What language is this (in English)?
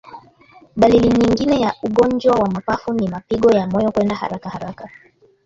Swahili